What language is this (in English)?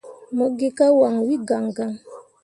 Mundang